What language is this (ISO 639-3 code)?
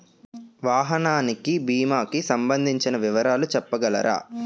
tel